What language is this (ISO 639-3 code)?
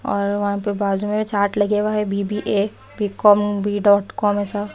hin